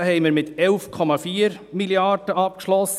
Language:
Swiss German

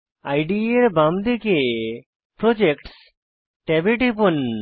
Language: Bangla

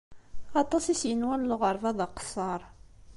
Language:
Kabyle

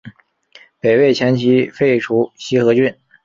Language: Chinese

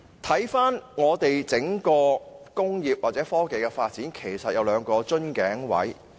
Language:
Cantonese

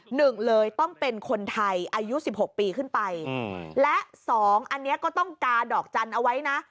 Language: Thai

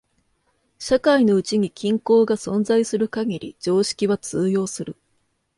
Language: Japanese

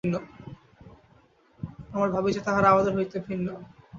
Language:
Bangla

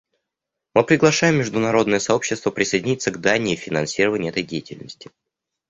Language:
Russian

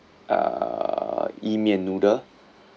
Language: English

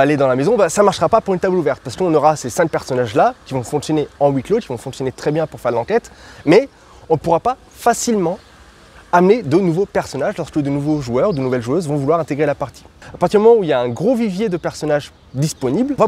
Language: French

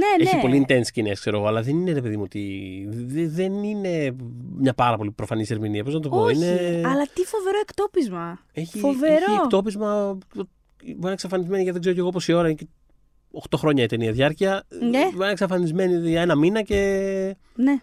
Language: Greek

